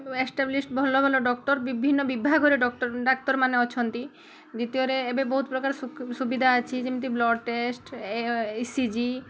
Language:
Odia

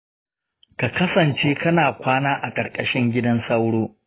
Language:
Hausa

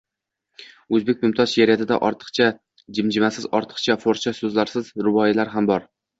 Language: Uzbek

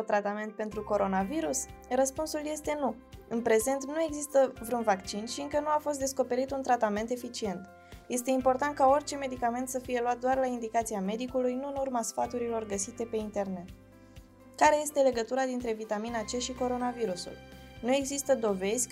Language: Romanian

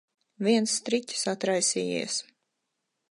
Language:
Latvian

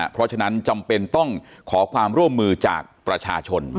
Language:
Thai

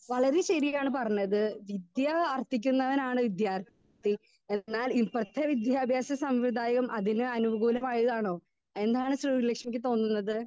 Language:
Malayalam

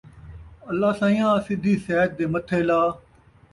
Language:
Saraiki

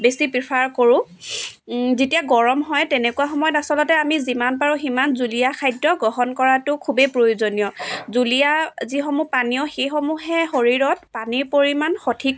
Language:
Assamese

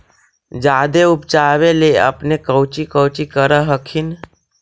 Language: Magahi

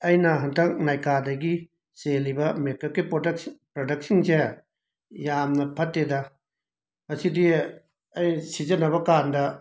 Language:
Manipuri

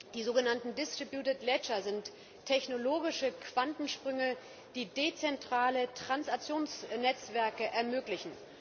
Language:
German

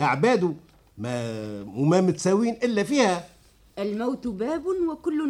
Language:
Arabic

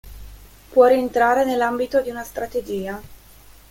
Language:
Italian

